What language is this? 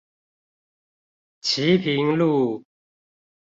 Chinese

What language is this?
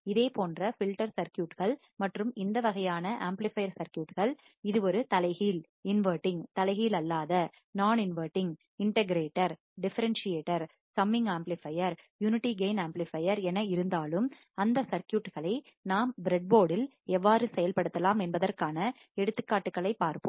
Tamil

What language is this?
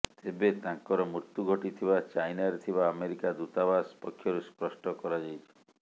Odia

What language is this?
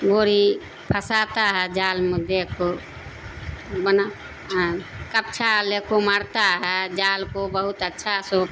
Urdu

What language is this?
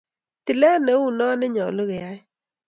Kalenjin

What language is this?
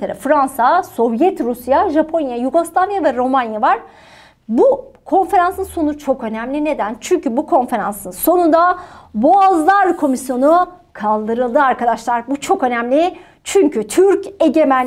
Turkish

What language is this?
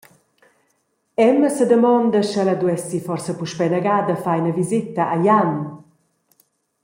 Romansh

